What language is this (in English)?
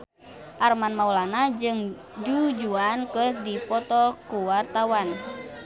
Sundanese